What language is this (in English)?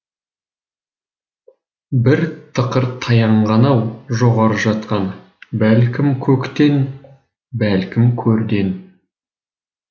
Kazakh